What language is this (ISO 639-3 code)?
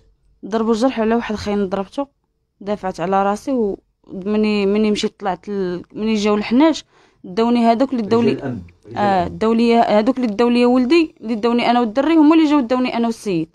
ara